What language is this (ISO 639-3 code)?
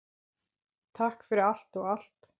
isl